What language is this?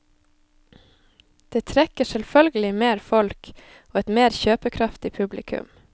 Norwegian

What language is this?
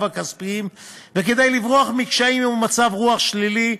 Hebrew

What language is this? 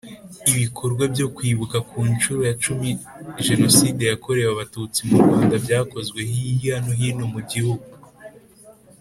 Kinyarwanda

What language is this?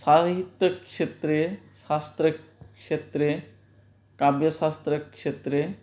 Sanskrit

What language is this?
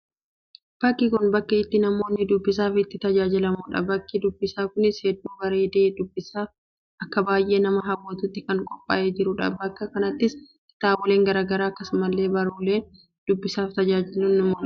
Oromo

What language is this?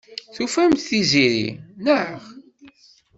Kabyle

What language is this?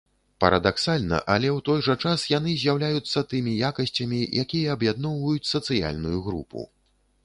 Belarusian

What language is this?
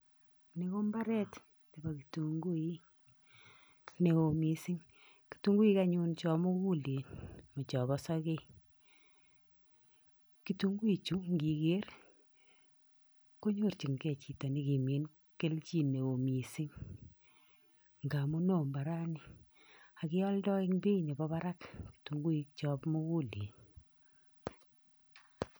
Kalenjin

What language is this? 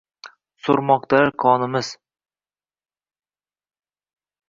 Uzbek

